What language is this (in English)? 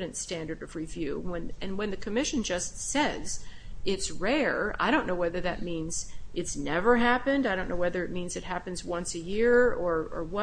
English